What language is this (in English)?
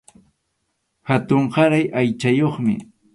Arequipa-La Unión Quechua